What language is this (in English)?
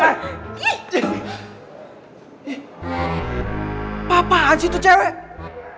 Indonesian